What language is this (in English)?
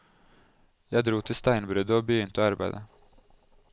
Norwegian